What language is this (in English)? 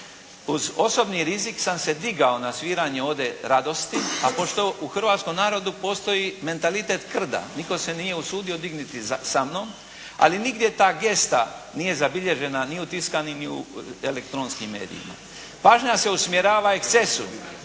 Croatian